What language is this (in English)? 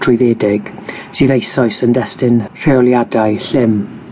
Welsh